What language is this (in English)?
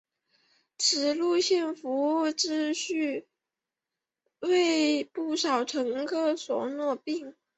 Chinese